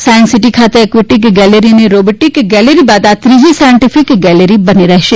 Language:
Gujarati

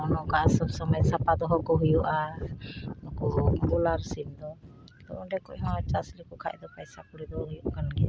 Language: Santali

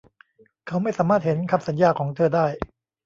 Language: Thai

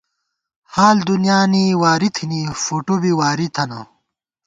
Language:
Gawar-Bati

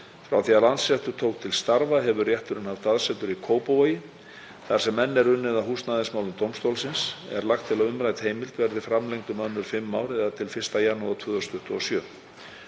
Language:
Icelandic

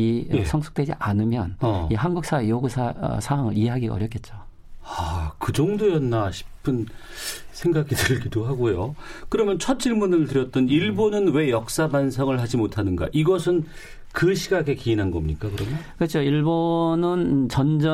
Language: Korean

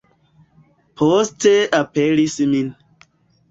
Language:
Esperanto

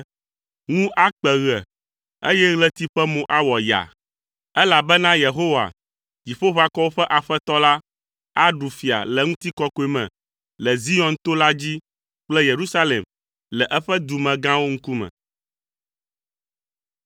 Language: Ewe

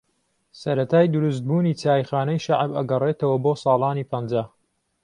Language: Central Kurdish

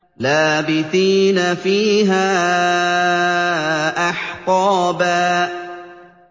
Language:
Arabic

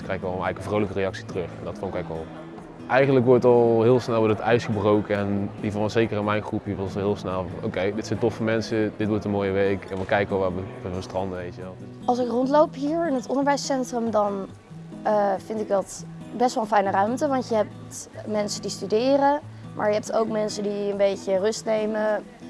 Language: Dutch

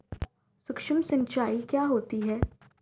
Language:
Hindi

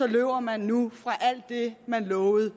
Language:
Danish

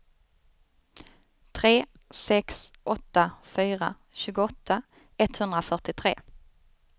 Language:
Swedish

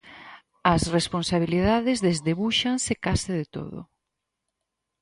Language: Galician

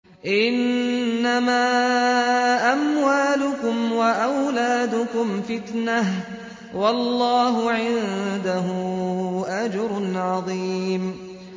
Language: Arabic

